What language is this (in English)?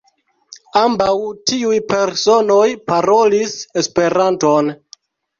Esperanto